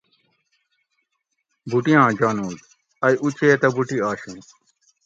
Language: Gawri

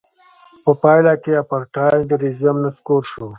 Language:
Pashto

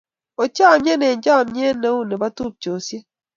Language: Kalenjin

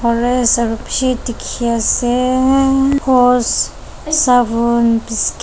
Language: Naga Pidgin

